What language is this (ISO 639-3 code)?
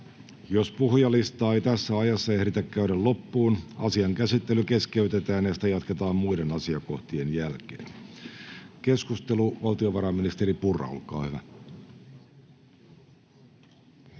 fin